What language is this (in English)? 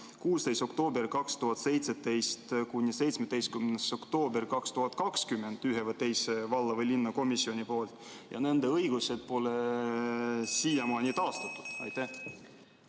Estonian